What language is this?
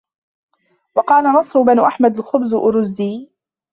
Arabic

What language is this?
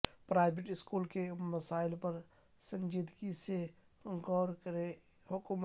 Urdu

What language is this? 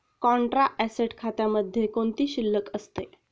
Marathi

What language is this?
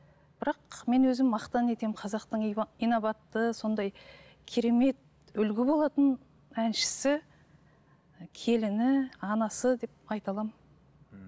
Kazakh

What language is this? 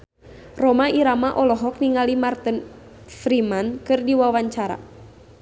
Sundanese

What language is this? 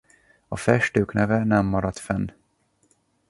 Hungarian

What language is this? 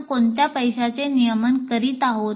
Marathi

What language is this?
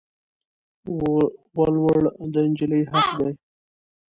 Pashto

